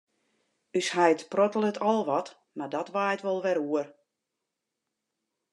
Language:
Western Frisian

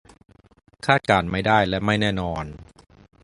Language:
Thai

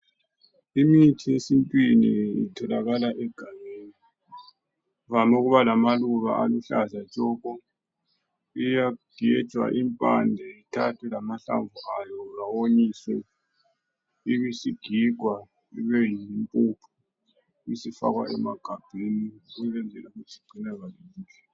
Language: North Ndebele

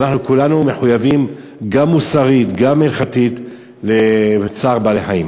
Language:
Hebrew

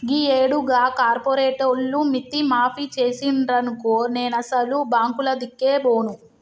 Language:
Telugu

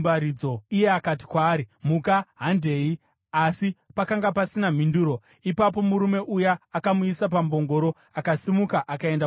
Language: Shona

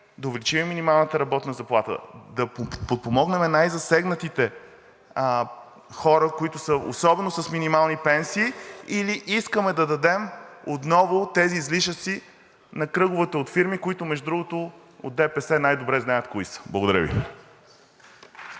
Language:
Bulgarian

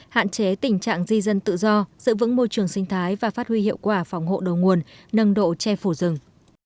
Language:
Vietnamese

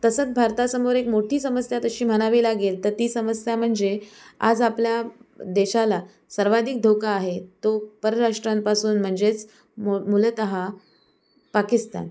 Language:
Marathi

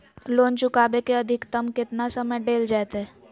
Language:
Magahi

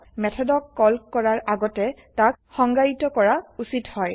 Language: Assamese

